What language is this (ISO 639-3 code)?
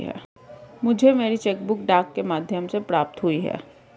hin